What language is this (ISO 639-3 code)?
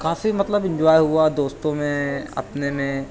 urd